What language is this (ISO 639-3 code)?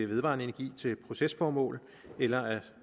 dan